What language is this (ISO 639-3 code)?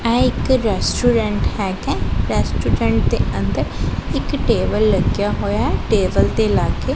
pan